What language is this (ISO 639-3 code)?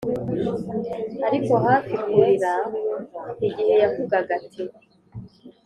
kin